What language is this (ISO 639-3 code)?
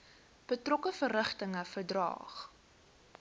afr